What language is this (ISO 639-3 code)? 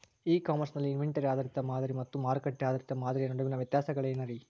kan